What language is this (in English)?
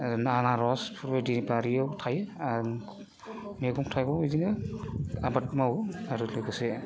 Bodo